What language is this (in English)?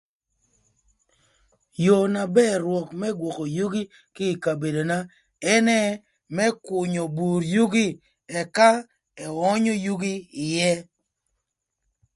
Thur